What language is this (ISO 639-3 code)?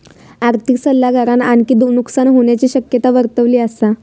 mar